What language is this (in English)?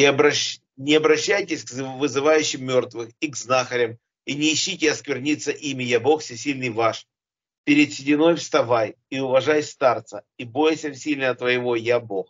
Russian